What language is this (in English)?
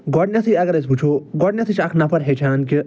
Kashmiri